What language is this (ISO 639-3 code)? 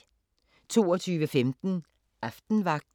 dan